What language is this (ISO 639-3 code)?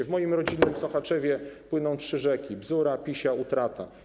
pol